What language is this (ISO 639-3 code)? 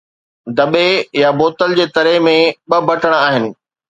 snd